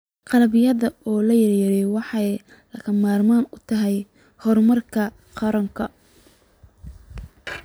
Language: Somali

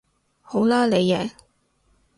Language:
Cantonese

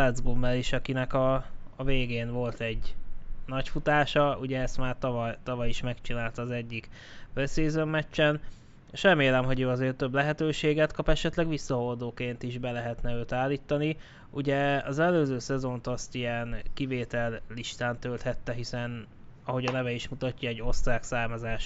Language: Hungarian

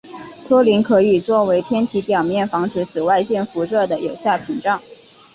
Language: Chinese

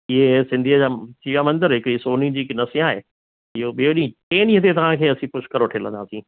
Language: Sindhi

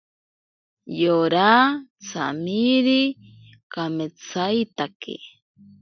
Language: Ashéninka Perené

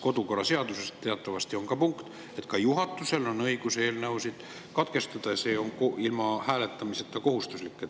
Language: Estonian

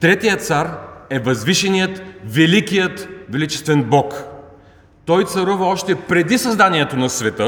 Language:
Bulgarian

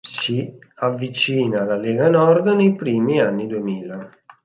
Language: Italian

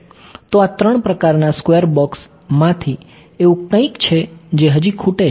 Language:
Gujarati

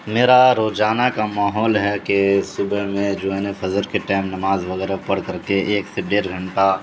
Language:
Urdu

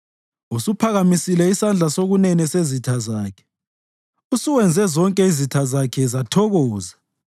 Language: North Ndebele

